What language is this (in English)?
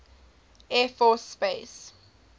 English